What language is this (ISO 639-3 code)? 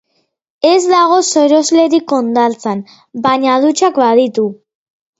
eus